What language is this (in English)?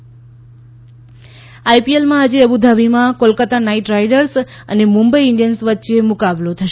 Gujarati